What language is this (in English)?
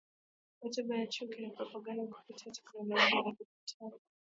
Swahili